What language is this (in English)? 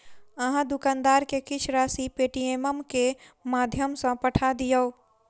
Maithili